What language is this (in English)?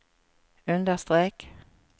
Norwegian